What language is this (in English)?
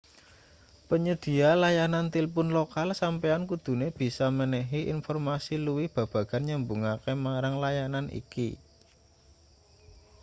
Javanese